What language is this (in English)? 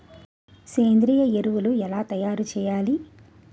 Telugu